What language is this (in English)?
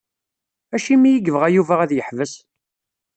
Kabyle